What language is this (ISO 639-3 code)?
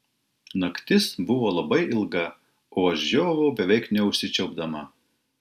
lit